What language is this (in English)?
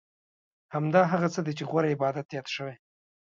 Pashto